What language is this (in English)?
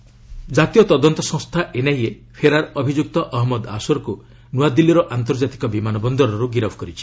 Odia